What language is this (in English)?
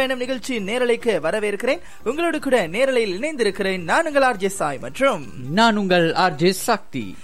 Tamil